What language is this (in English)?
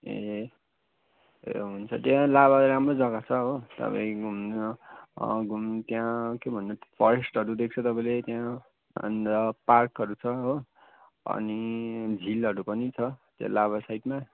Nepali